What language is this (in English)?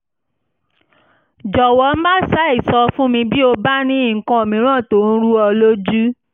Yoruba